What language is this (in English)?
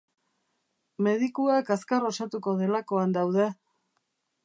Basque